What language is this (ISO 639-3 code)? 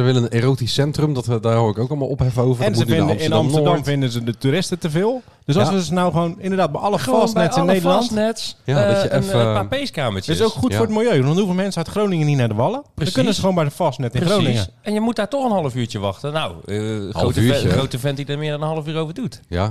nld